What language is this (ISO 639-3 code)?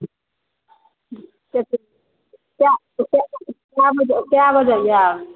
mai